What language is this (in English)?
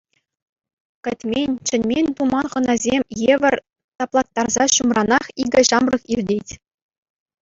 Chuvash